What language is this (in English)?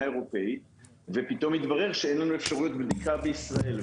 Hebrew